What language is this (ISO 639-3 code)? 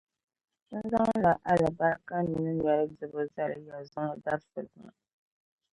dag